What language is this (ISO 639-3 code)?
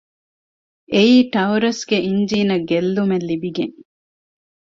div